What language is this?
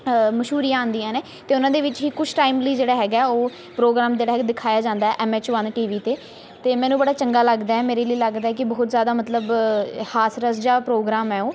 Punjabi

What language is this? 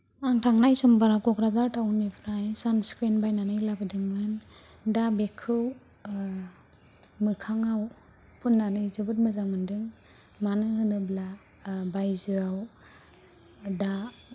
Bodo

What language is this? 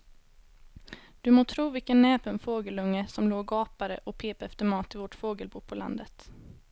Swedish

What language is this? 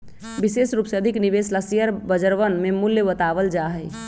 Magahi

